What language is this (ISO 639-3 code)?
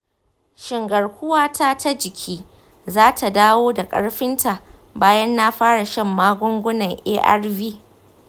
hau